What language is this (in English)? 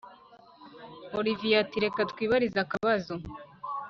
Kinyarwanda